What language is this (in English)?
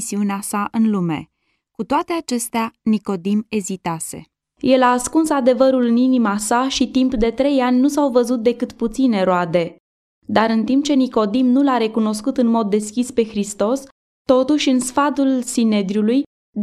Romanian